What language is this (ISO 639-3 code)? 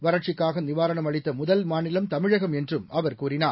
tam